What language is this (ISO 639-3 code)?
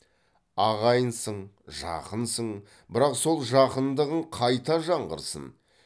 kaz